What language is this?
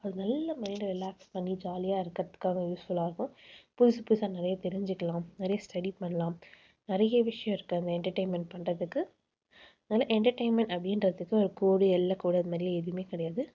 Tamil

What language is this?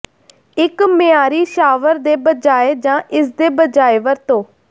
Punjabi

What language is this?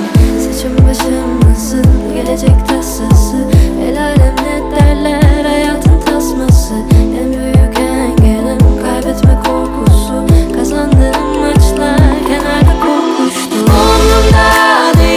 Turkish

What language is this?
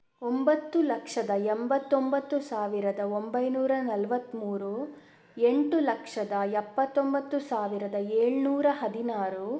Kannada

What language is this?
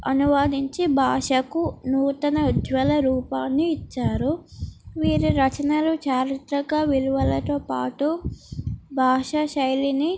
Telugu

